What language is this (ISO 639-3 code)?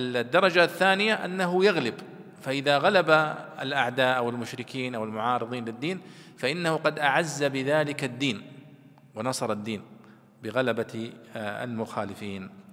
ara